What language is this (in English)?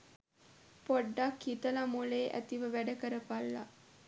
Sinhala